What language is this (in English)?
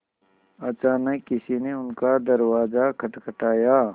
Hindi